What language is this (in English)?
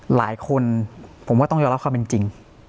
Thai